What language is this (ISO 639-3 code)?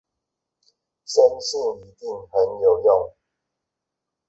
zho